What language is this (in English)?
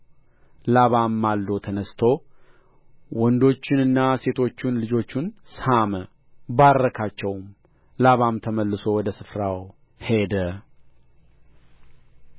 Amharic